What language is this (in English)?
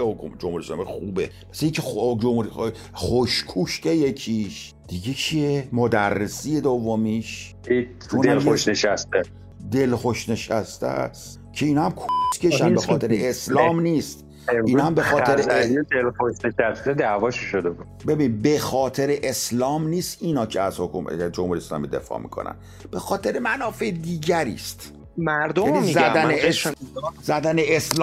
Persian